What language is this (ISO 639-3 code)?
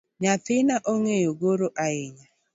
luo